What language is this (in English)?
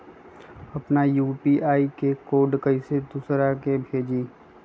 Magahi